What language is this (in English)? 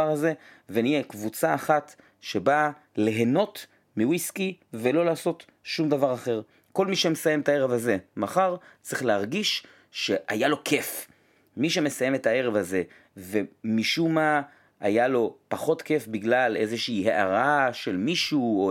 Hebrew